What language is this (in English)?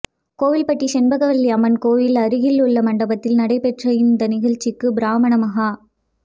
Tamil